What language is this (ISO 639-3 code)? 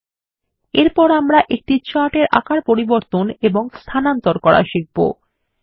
ben